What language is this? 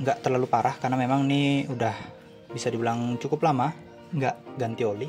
Indonesian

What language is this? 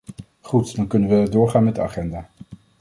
Dutch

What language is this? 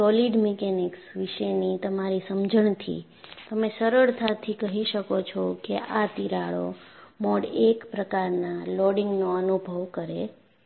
Gujarati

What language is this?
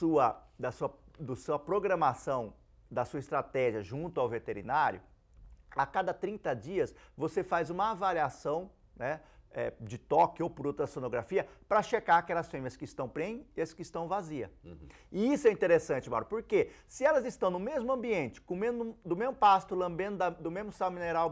Portuguese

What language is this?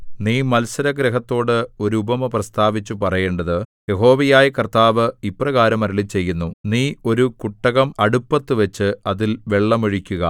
Malayalam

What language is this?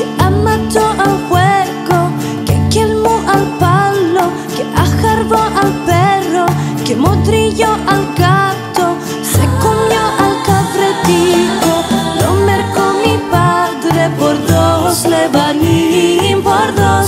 Greek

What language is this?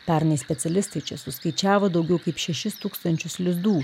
Lithuanian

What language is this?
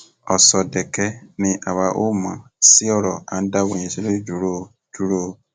Yoruba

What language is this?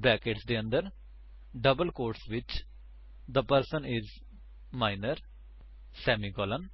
Punjabi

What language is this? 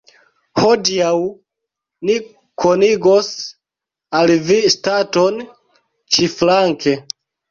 Esperanto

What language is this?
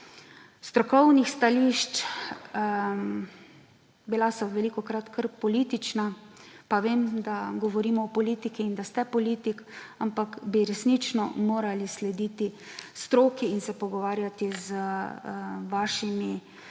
Slovenian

